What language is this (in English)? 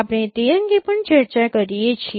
Gujarati